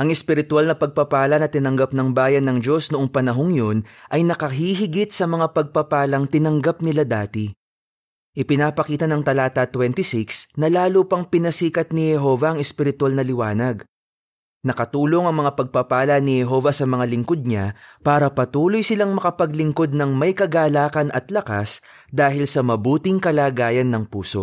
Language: Filipino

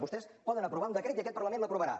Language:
Catalan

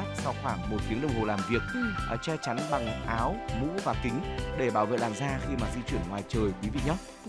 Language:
Vietnamese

